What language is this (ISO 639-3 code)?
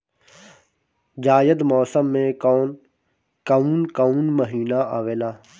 bho